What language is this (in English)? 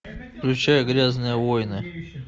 Russian